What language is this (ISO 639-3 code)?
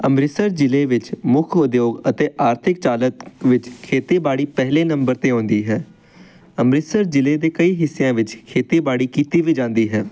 pan